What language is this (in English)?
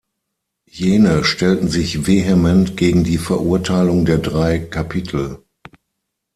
German